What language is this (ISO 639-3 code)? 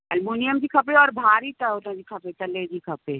snd